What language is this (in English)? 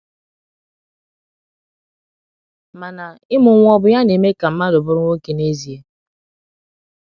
Igbo